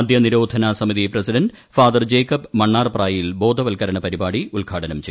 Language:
Malayalam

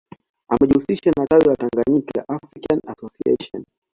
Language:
Swahili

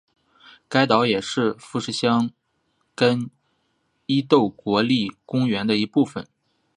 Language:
Chinese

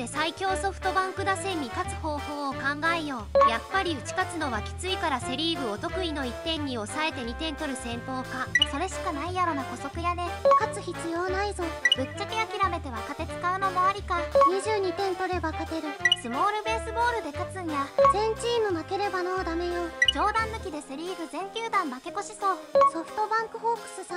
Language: Japanese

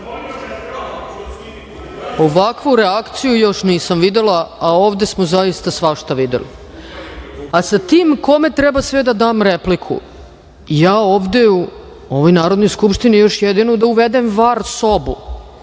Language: Serbian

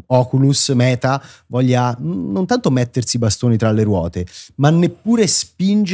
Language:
Italian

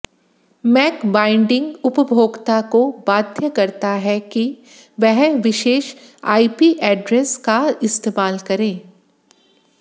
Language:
Hindi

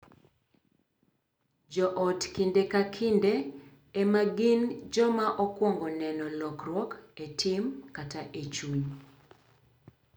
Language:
Luo (Kenya and Tanzania)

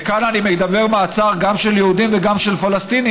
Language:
Hebrew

